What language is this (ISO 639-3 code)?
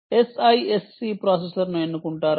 tel